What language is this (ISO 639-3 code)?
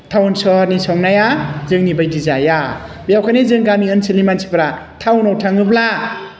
brx